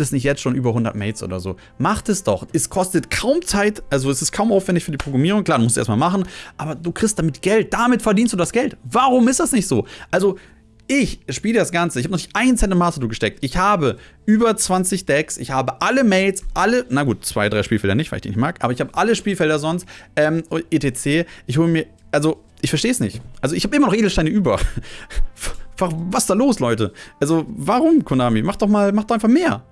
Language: German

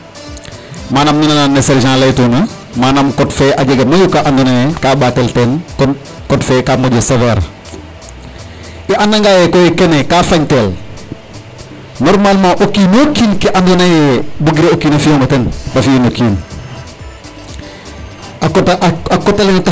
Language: Serer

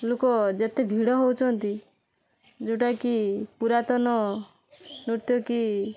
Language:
Odia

